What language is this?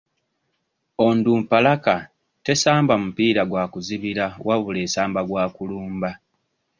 Ganda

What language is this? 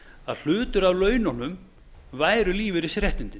Icelandic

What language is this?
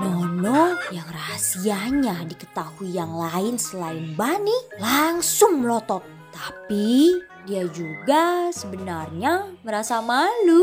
Indonesian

